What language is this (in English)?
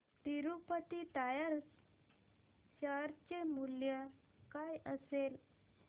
Marathi